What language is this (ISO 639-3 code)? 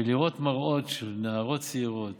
heb